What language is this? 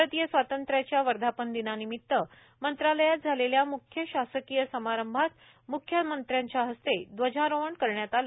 Marathi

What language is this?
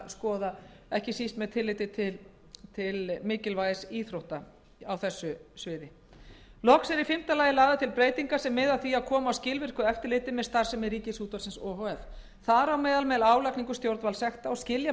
Icelandic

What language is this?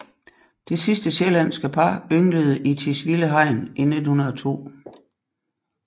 Danish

